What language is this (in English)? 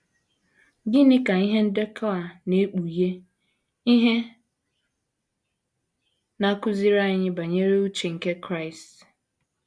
Igbo